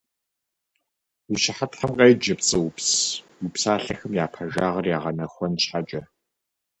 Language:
Kabardian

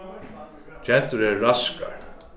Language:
Faroese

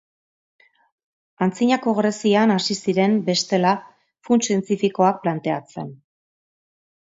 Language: Basque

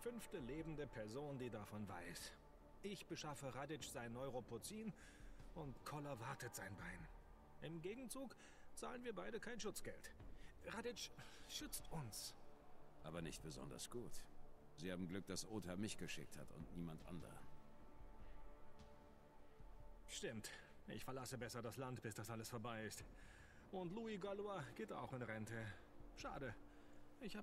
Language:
German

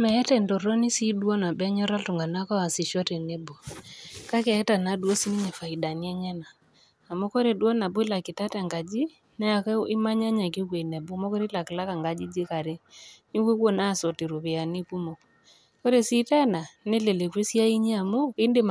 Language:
Masai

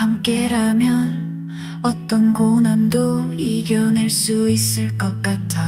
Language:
Korean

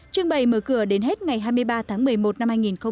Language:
Vietnamese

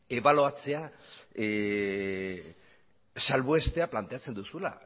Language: Basque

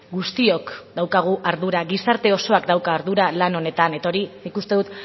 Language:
Basque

